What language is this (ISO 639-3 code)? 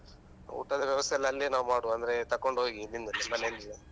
kan